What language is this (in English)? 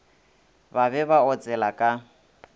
Northern Sotho